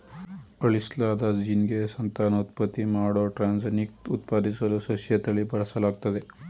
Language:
Kannada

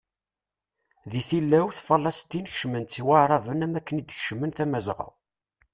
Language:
Kabyle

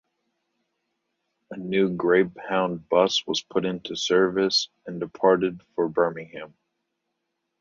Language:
English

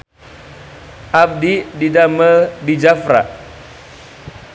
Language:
Sundanese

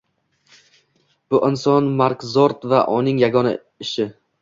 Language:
Uzbek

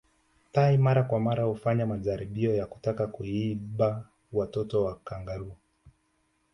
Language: Swahili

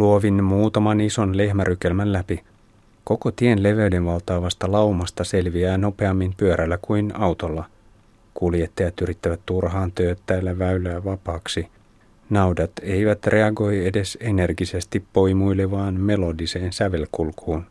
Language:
Finnish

